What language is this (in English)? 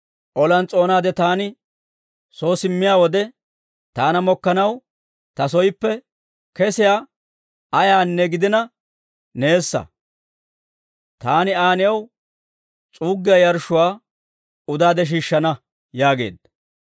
Dawro